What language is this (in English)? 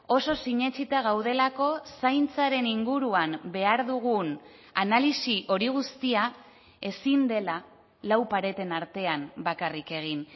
Basque